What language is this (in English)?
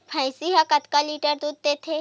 Chhattisgarhi